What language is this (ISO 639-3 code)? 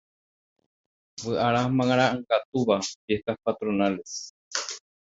grn